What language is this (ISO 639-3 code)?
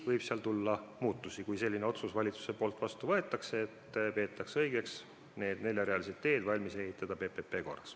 est